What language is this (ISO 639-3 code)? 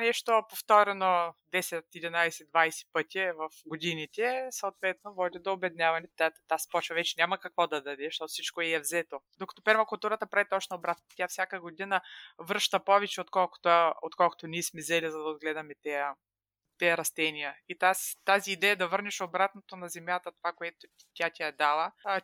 bul